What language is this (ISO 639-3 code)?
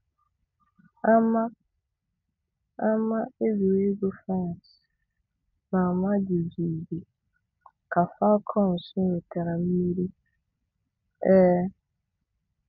ibo